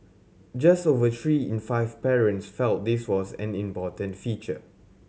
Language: English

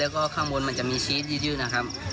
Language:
Thai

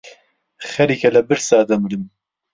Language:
Central Kurdish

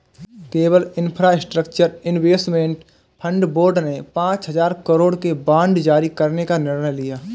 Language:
Hindi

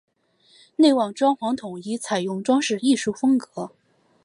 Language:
Chinese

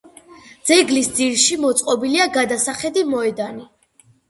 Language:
Georgian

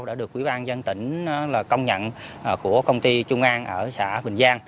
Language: Vietnamese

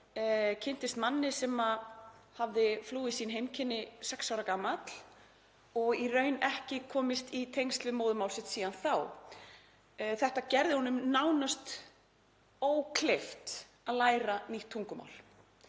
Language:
Icelandic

